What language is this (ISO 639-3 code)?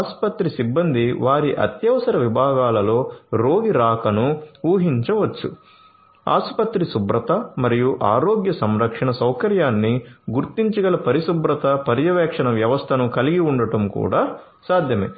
tel